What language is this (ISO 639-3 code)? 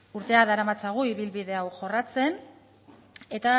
eus